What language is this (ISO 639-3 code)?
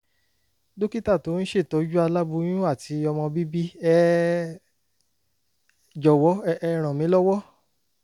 yor